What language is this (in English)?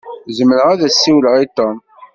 Kabyle